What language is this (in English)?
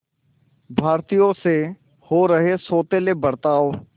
Hindi